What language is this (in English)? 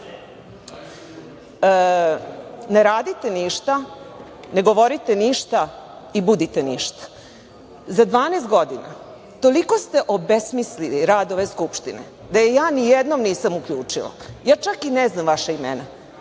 Serbian